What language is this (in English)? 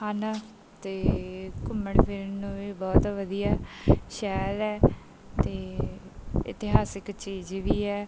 Punjabi